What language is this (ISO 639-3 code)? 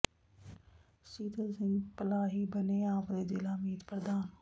pan